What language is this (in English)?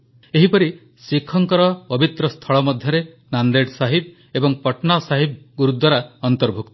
Odia